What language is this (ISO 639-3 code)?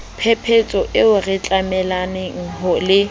sot